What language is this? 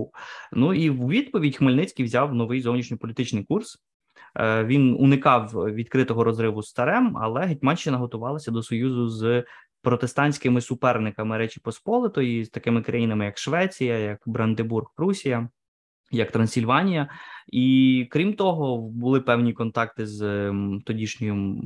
Ukrainian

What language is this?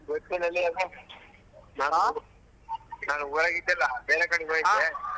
Kannada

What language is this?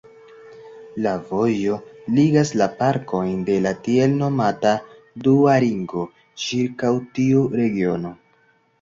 Esperanto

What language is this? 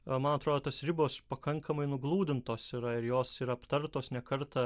Lithuanian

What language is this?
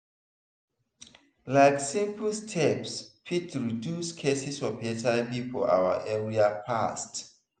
Nigerian Pidgin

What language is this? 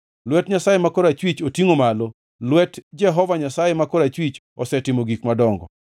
Luo (Kenya and Tanzania)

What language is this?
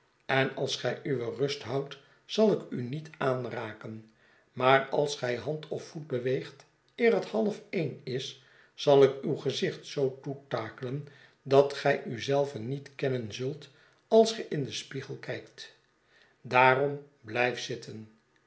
Dutch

